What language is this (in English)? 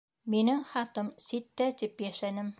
Bashkir